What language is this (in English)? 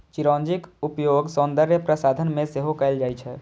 Maithili